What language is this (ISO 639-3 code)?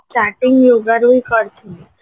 ori